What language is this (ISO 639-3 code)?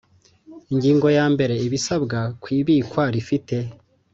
kin